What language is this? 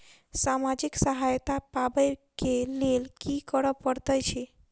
Maithili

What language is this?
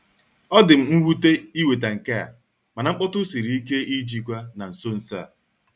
Igbo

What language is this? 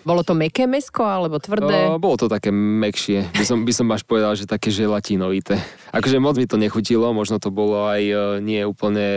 Slovak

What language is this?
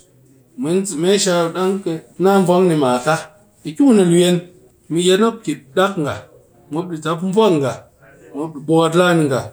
Cakfem-Mushere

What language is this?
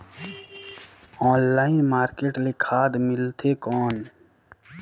Chhattisgarhi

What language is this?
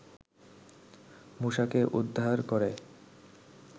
Bangla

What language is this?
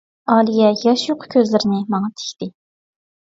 Uyghur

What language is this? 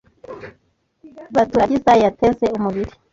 Kinyarwanda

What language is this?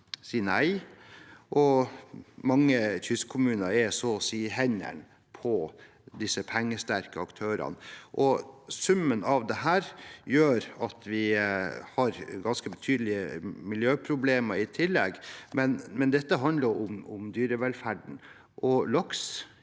Norwegian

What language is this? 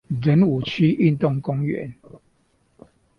Chinese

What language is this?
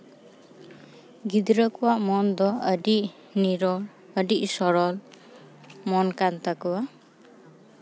Santali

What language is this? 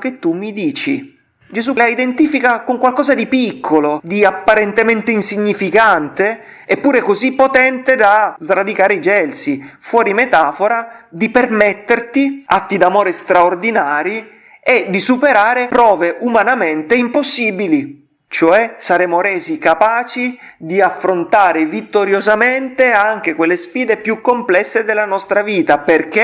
Italian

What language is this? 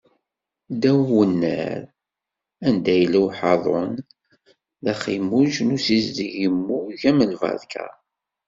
Kabyle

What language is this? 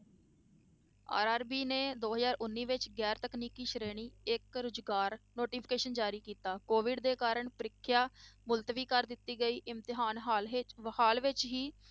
Punjabi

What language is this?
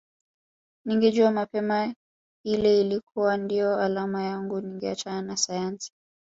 Swahili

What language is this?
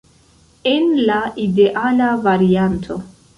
Esperanto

